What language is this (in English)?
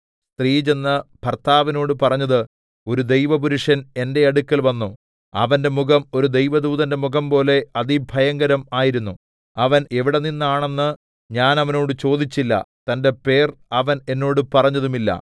Malayalam